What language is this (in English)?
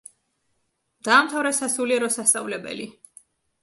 Georgian